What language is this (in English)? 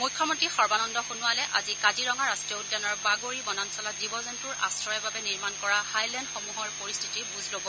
Assamese